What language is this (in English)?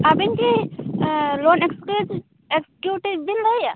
Santali